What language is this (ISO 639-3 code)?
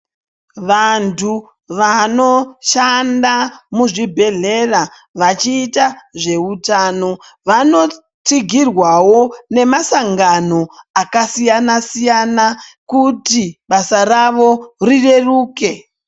ndc